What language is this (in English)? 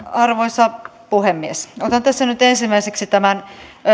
Finnish